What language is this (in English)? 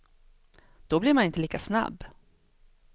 Swedish